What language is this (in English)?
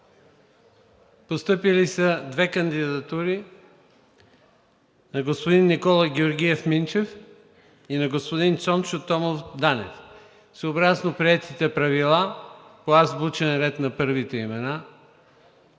Bulgarian